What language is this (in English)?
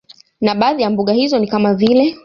Swahili